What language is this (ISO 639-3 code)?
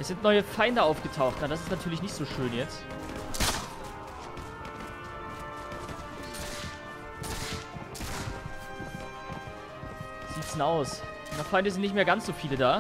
deu